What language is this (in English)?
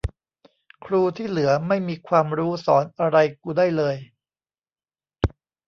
Thai